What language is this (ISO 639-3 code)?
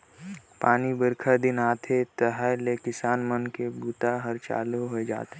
hne